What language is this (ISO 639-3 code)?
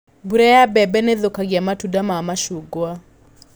kik